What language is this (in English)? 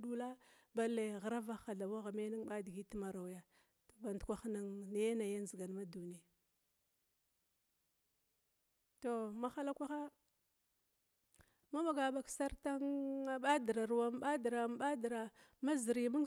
Glavda